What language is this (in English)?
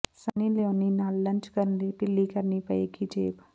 Punjabi